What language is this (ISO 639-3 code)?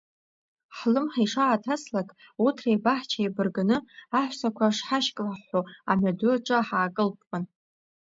abk